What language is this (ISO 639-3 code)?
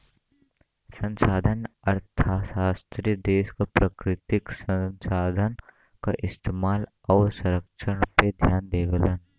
bho